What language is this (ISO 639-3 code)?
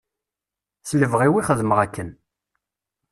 kab